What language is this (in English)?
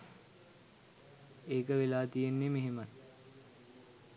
Sinhala